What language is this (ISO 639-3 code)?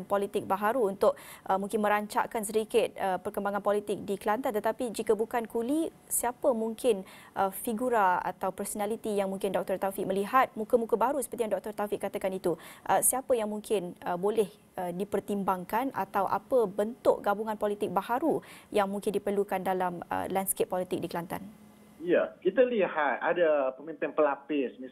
msa